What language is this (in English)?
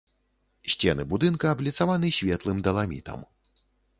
Belarusian